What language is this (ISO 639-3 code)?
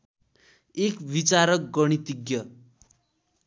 nep